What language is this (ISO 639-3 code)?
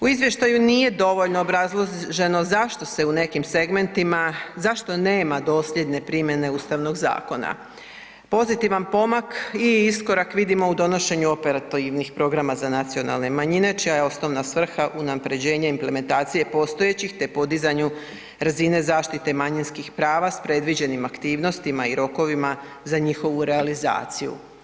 hrv